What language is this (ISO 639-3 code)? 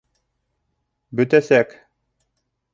bak